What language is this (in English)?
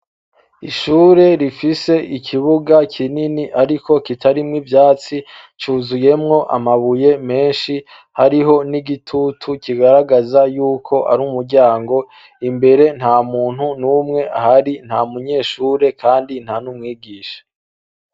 Rundi